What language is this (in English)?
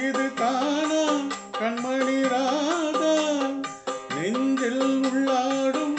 Romanian